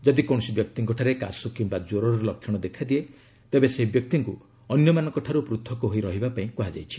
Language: Odia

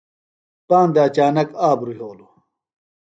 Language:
Phalura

